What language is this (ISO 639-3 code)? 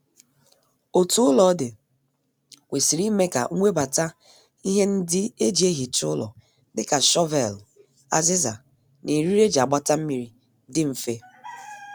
ibo